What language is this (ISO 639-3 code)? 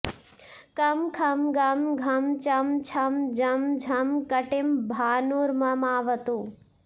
san